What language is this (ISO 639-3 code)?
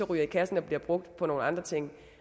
dan